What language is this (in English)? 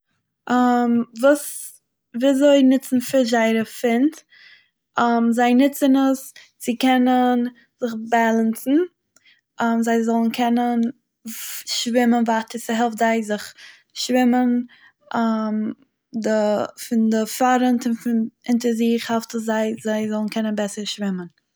Yiddish